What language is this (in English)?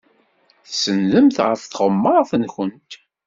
Kabyle